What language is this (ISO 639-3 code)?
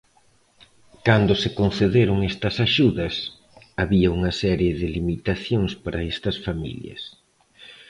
glg